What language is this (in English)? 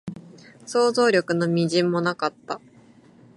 Japanese